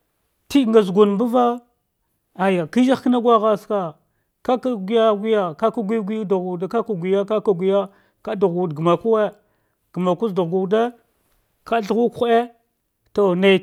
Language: Dghwede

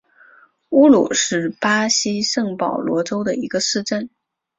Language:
Chinese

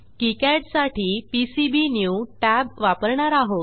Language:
Marathi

